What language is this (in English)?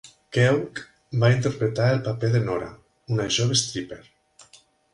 Catalan